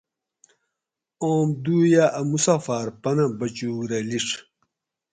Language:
Gawri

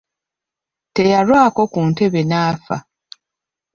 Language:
Ganda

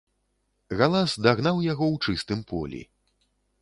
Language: Belarusian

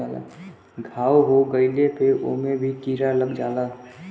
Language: Bhojpuri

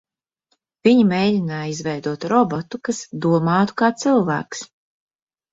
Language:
Latvian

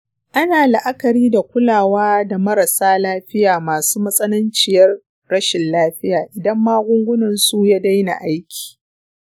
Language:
Hausa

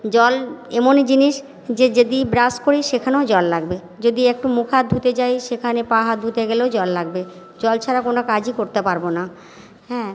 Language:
Bangla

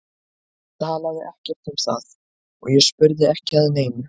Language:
Icelandic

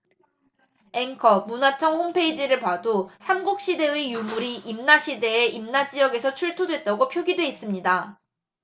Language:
Korean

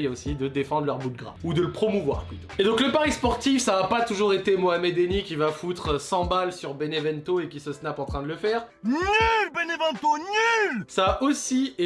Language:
French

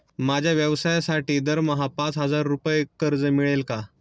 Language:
Marathi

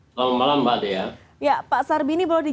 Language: Indonesian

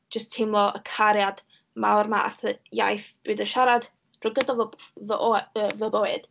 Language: Welsh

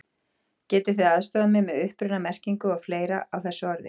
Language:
Icelandic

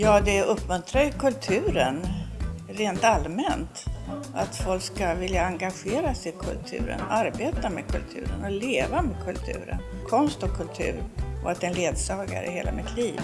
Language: Swedish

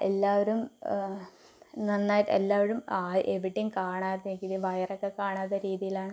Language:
Malayalam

